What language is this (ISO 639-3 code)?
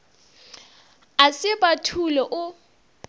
nso